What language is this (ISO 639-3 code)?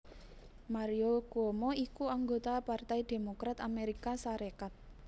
jav